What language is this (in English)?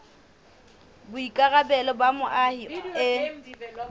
Southern Sotho